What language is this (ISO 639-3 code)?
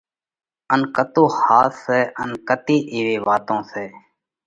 kvx